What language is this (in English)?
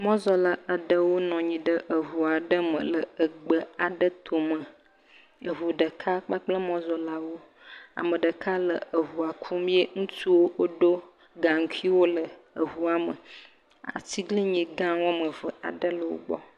Ewe